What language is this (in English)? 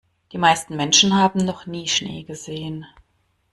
German